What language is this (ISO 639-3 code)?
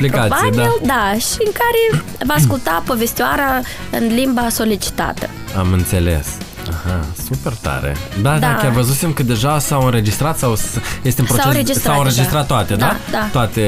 ron